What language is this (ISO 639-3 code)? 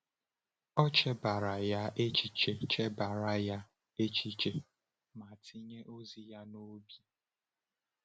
ibo